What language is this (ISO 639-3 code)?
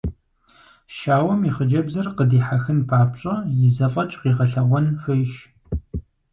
kbd